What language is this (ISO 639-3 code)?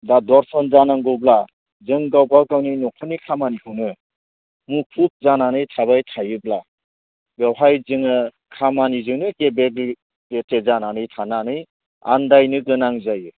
brx